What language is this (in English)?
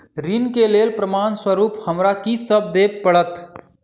Maithili